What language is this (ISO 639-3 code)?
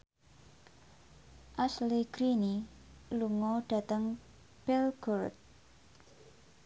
jav